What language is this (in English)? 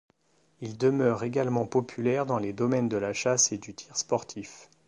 French